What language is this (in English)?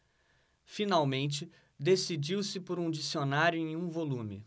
Portuguese